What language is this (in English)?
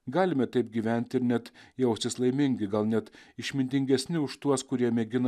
Lithuanian